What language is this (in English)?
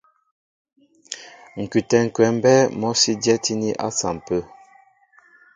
Mbo (Cameroon)